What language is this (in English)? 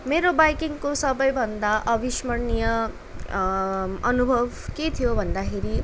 Nepali